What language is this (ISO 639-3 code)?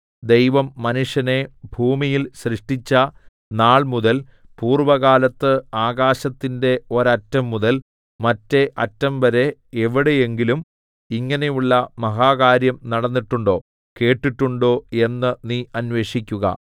mal